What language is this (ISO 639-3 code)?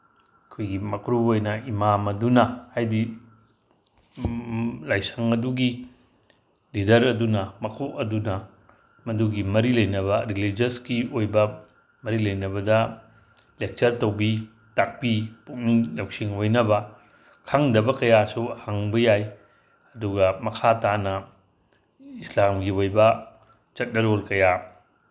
mni